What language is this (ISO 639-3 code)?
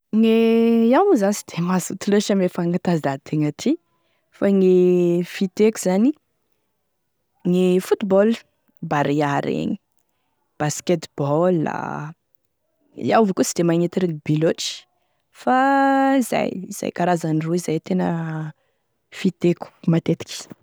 tkg